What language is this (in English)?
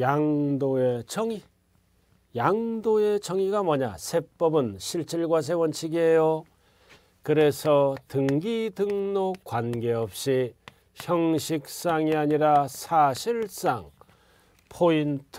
Korean